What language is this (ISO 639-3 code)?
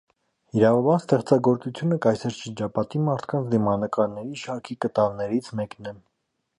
hye